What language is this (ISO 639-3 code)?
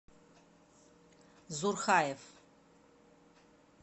rus